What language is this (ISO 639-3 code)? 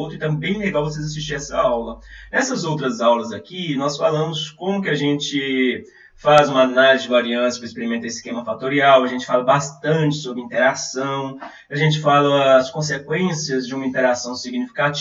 por